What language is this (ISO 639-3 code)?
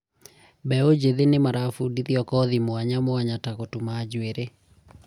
kik